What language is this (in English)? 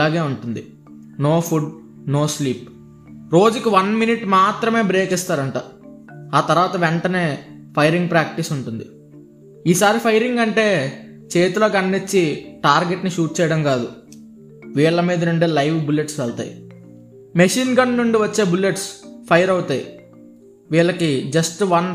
Telugu